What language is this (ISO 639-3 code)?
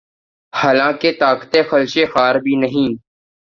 urd